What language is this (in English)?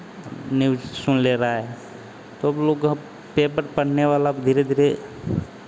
Hindi